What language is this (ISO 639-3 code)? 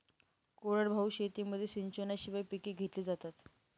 mar